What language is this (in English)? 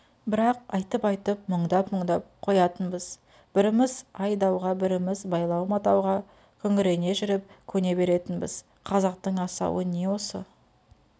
Kazakh